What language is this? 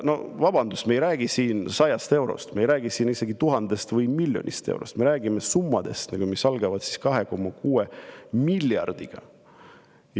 Estonian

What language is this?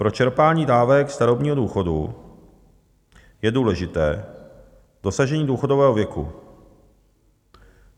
Czech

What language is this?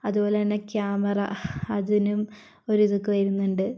Malayalam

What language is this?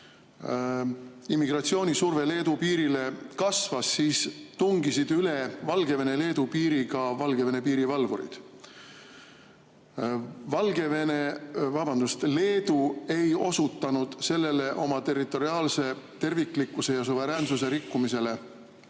Estonian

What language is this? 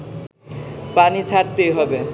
Bangla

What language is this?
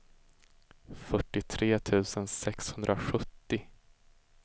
Swedish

